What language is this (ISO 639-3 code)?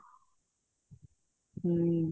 pan